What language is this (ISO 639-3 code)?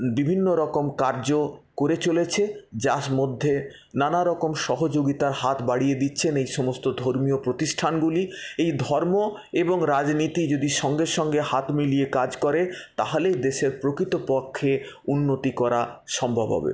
ben